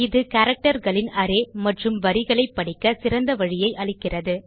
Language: Tamil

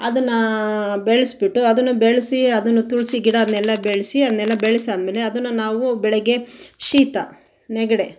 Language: Kannada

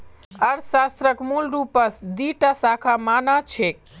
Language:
Magahi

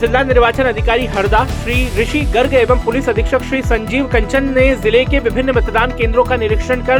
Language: Hindi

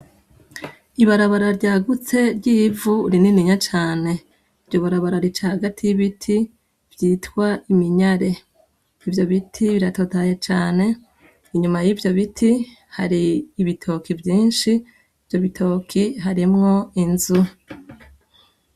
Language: Rundi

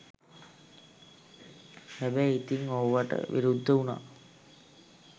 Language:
Sinhala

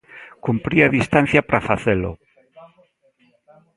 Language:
Galician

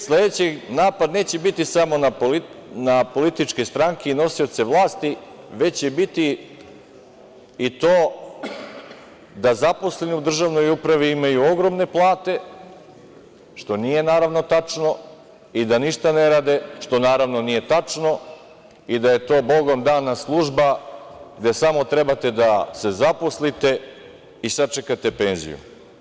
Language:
Serbian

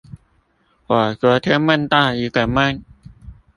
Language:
Chinese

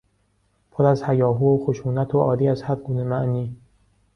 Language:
Persian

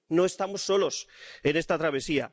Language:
Spanish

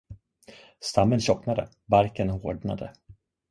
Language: Swedish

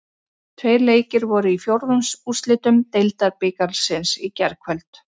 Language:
Icelandic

